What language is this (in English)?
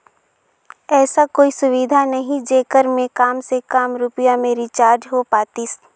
Chhattisgarhi